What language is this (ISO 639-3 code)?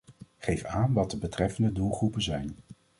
nld